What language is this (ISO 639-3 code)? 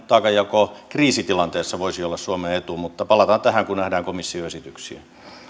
fin